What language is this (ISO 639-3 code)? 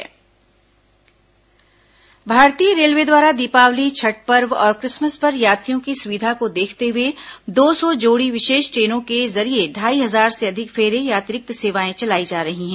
hin